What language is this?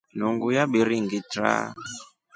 Rombo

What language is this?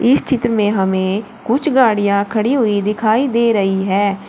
Hindi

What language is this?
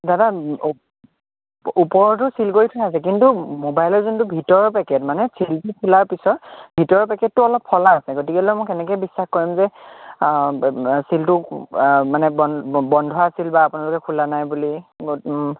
Assamese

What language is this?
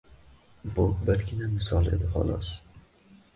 Uzbek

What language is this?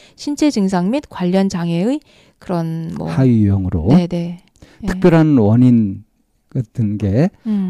Korean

